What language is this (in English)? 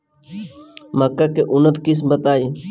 Bhojpuri